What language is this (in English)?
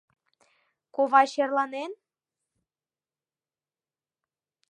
Mari